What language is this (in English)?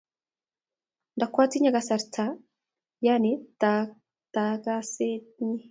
Kalenjin